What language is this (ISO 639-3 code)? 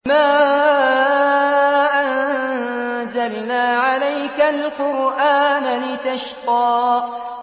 ara